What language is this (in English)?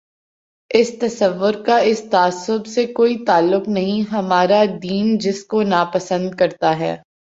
Urdu